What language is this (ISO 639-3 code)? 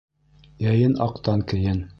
bak